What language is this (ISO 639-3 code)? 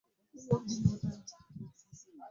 lug